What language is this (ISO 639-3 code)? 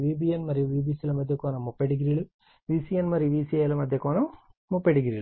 tel